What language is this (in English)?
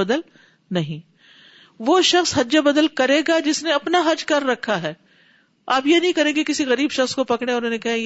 Urdu